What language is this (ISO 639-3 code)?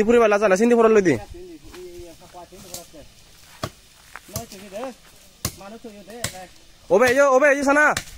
ind